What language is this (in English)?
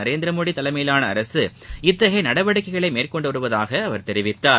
Tamil